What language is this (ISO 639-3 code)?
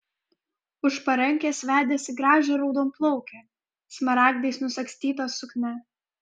lit